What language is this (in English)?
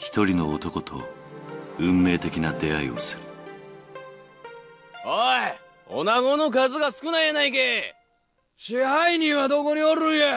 Japanese